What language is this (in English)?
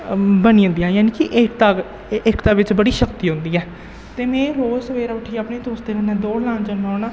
Dogri